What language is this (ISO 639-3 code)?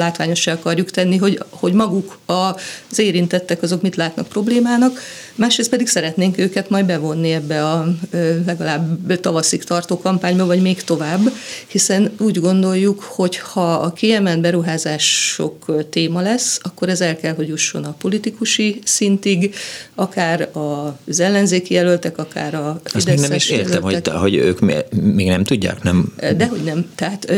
hun